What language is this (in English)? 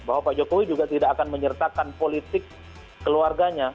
Indonesian